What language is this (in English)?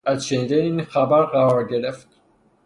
Persian